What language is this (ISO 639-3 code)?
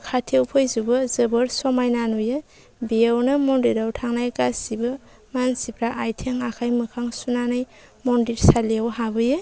brx